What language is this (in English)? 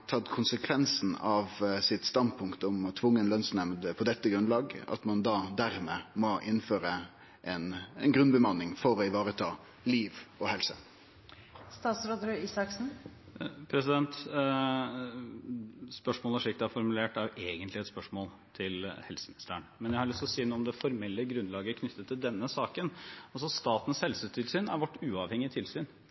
Norwegian